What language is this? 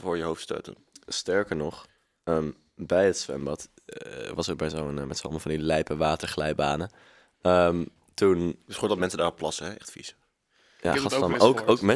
Dutch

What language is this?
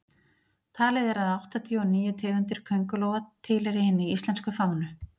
Icelandic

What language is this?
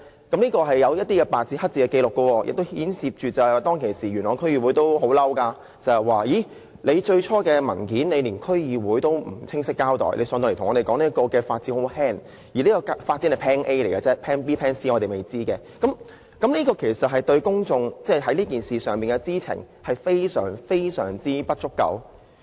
Cantonese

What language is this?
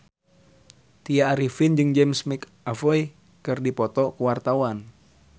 Sundanese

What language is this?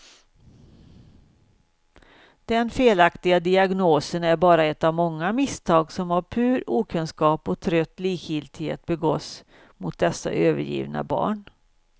Swedish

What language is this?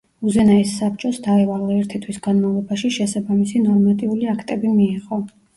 Georgian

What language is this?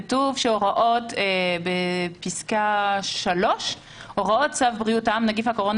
Hebrew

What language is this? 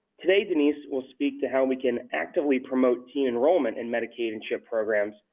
English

